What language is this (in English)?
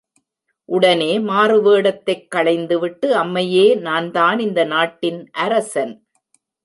Tamil